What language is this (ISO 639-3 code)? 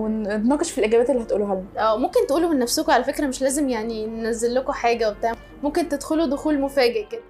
ara